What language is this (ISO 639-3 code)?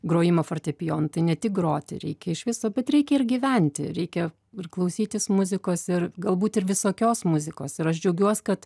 lit